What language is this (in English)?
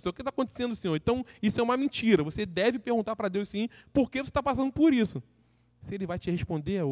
Portuguese